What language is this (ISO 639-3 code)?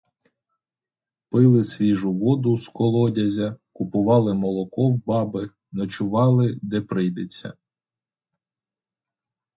ukr